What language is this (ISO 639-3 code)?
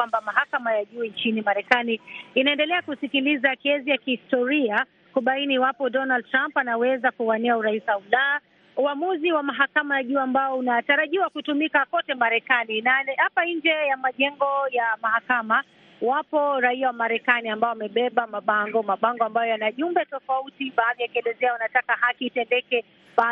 swa